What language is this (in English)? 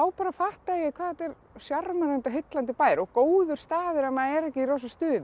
Icelandic